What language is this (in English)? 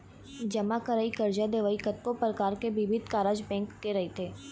Chhattisgarhi